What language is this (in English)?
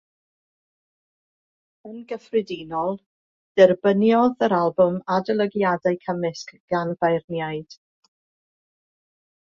Welsh